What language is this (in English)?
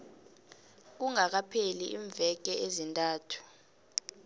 South Ndebele